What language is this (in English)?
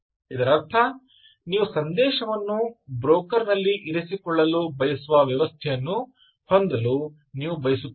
Kannada